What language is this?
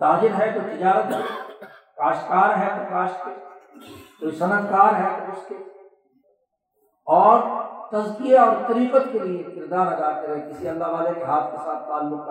Urdu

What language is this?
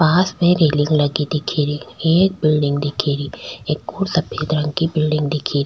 Rajasthani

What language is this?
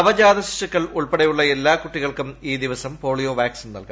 Malayalam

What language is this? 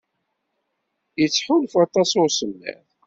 Kabyle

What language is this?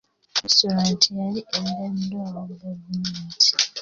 Ganda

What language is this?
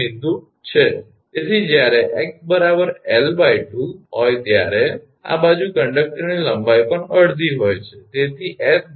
Gujarati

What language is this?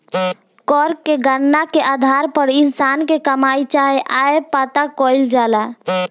Bhojpuri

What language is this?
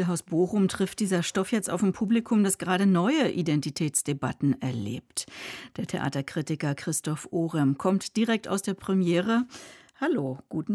German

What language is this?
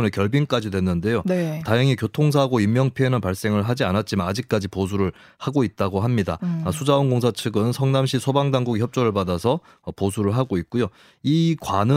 Korean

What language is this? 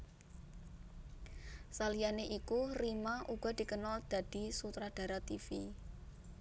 Javanese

